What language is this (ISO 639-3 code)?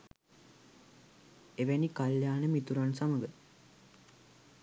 sin